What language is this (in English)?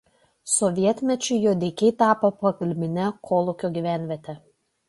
Lithuanian